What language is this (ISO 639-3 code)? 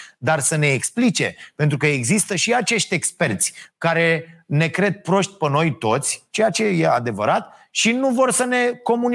ron